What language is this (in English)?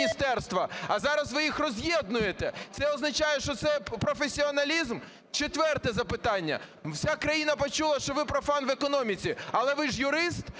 Ukrainian